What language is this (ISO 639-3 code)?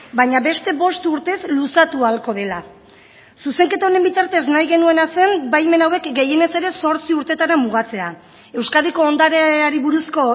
eus